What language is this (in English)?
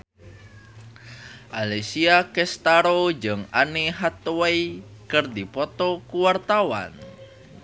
Sundanese